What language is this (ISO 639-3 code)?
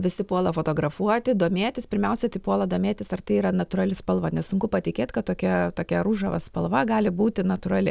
lit